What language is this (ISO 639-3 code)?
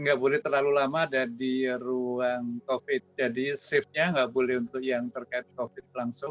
ind